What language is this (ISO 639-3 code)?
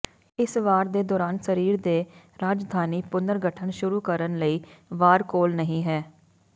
pan